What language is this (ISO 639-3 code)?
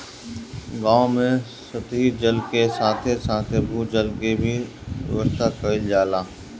bho